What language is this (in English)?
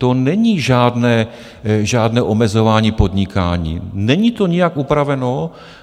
Czech